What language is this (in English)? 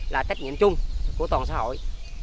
Vietnamese